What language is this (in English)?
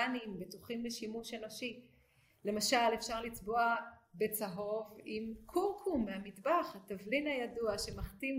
Hebrew